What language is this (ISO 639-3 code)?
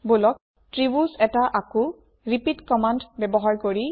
asm